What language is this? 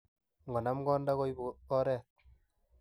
Kalenjin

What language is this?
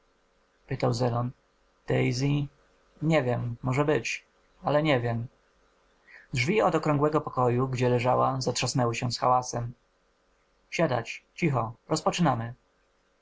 Polish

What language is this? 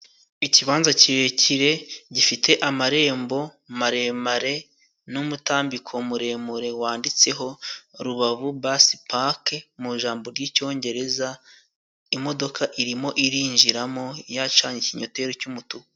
Kinyarwanda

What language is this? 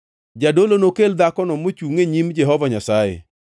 Luo (Kenya and Tanzania)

